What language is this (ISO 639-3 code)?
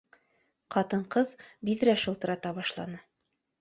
bak